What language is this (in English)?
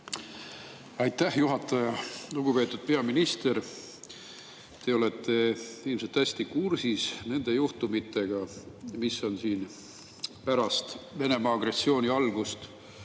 Estonian